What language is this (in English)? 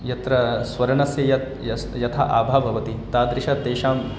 Sanskrit